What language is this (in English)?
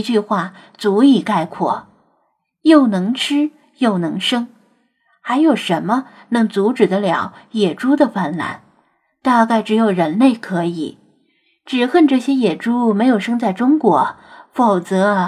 Chinese